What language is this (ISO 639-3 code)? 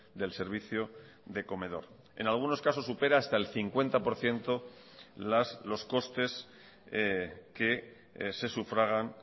spa